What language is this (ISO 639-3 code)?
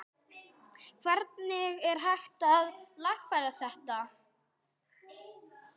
isl